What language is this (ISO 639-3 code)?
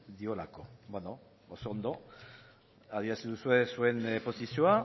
eus